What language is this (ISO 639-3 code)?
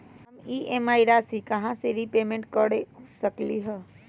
mag